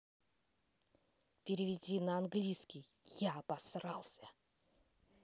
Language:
Russian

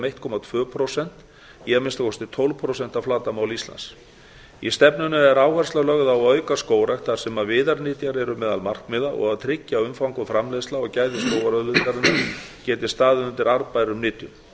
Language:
Icelandic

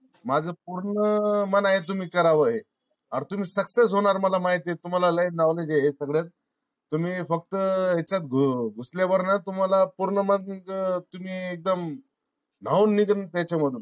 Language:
Marathi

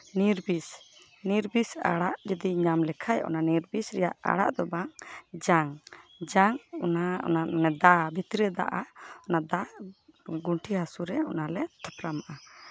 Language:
Santali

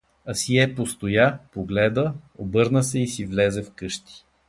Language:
Bulgarian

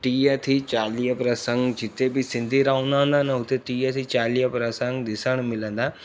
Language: Sindhi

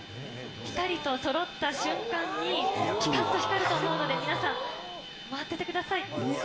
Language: Japanese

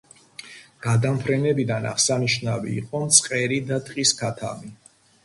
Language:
Georgian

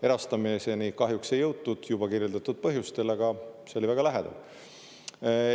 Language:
Estonian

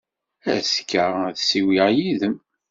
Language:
Kabyle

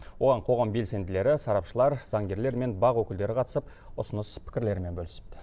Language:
Kazakh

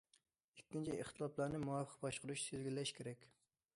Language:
Uyghur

